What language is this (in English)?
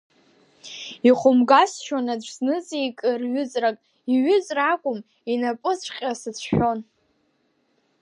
Abkhazian